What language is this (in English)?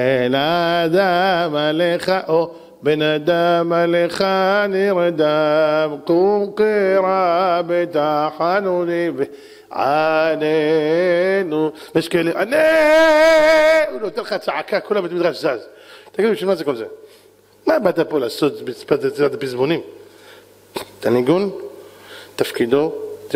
Hebrew